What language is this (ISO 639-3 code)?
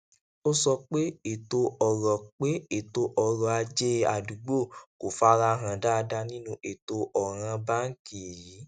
yor